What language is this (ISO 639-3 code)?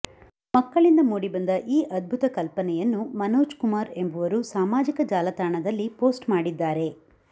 kan